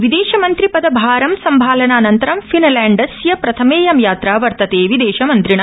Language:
Sanskrit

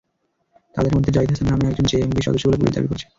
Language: Bangla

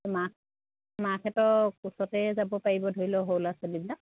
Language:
Assamese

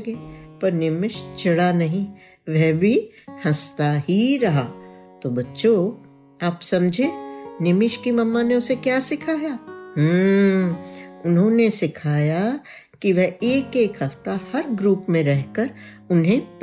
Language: Hindi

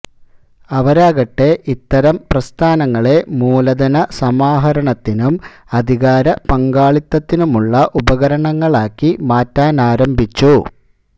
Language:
Malayalam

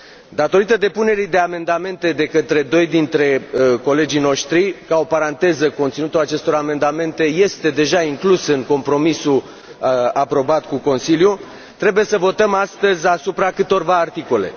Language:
Romanian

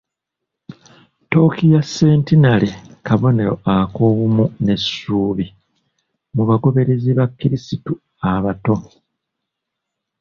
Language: Ganda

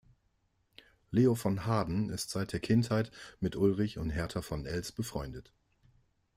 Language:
German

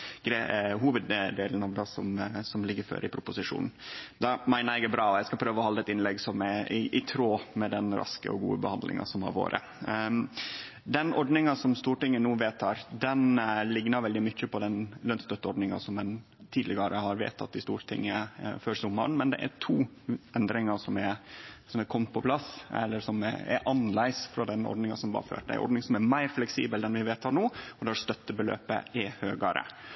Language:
Norwegian Nynorsk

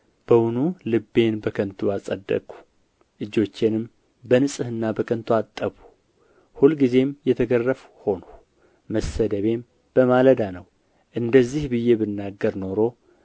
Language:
Amharic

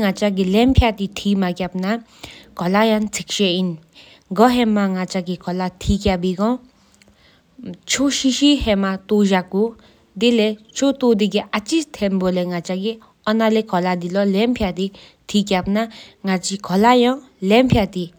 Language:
Sikkimese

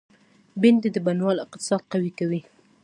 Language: Pashto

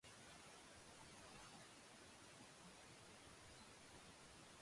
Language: Japanese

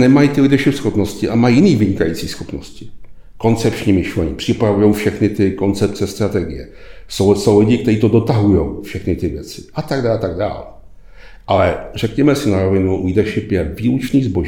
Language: Czech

